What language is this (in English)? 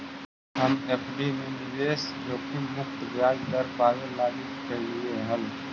Magahi